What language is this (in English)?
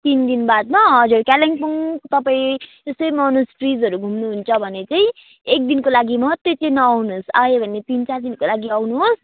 Nepali